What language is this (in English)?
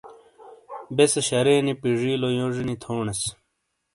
Shina